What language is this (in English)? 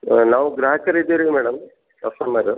Kannada